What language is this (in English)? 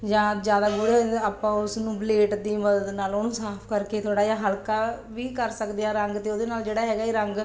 Punjabi